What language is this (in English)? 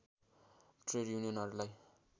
Nepali